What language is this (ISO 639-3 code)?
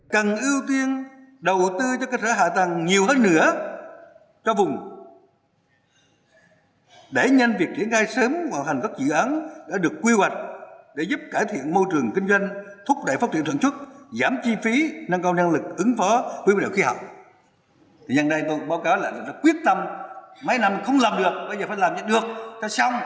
vie